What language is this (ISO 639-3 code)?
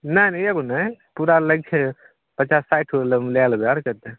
mai